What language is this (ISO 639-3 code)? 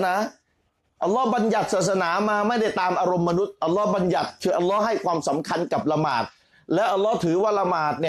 tha